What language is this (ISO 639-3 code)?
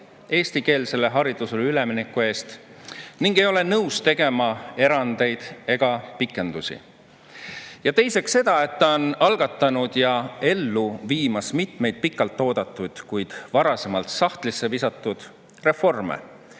est